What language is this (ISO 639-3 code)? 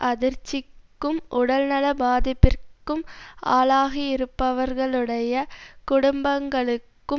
tam